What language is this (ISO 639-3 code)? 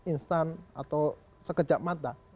ind